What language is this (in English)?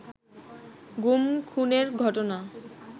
Bangla